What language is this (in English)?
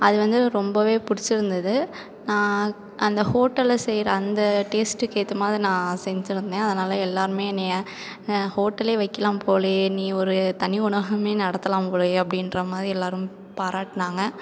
Tamil